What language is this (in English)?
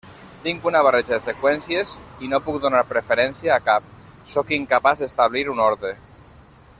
Catalan